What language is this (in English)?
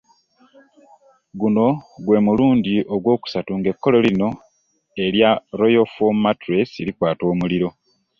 Ganda